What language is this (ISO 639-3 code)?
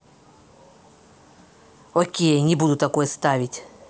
rus